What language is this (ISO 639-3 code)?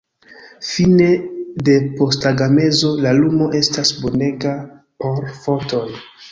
epo